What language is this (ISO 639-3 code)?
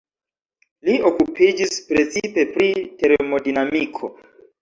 epo